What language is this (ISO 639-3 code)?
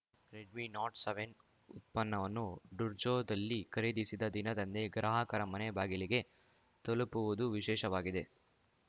kan